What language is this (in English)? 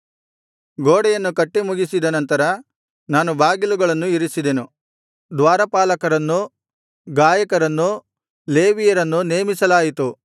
Kannada